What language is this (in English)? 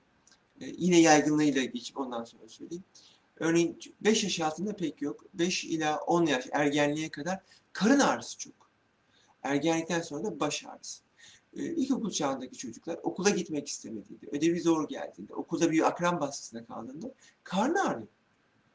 Turkish